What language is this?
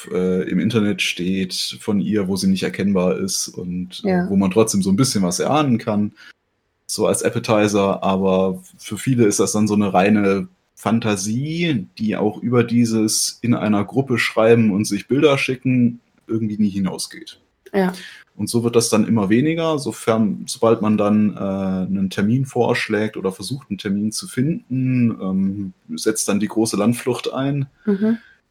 German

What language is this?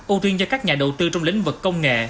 Vietnamese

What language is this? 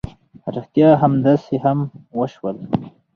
Pashto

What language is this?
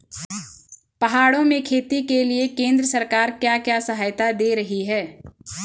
Hindi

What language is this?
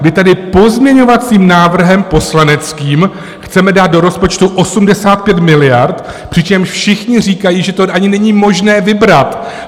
Czech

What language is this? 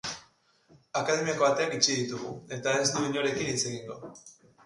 Basque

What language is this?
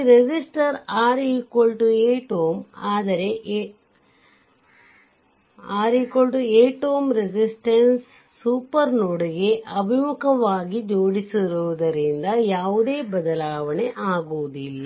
Kannada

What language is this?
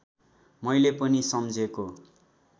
Nepali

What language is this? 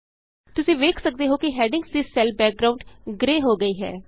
Punjabi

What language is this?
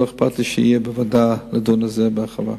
Hebrew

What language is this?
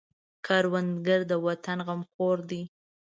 Pashto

